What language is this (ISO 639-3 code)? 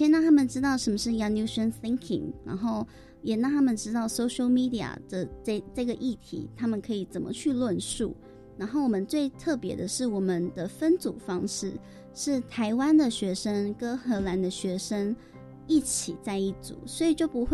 zho